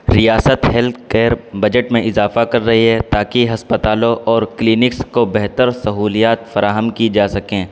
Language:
Urdu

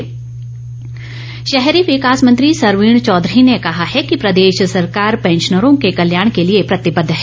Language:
Hindi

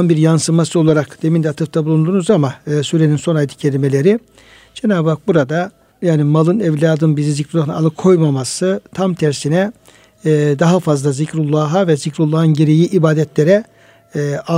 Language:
Turkish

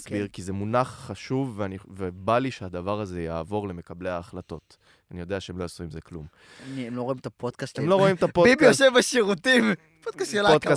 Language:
Hebrew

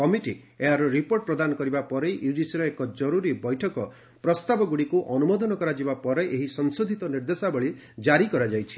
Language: Odia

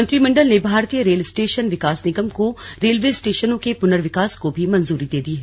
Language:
Hindi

